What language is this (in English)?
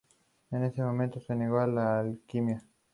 Spanish